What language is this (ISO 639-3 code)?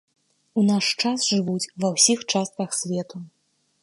bel